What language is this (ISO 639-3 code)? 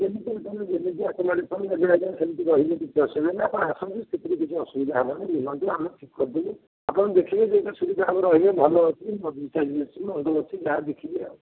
ori